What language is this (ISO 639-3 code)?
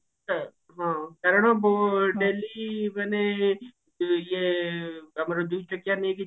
ori